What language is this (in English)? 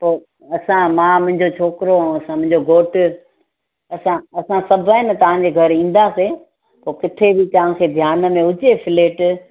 Sindhi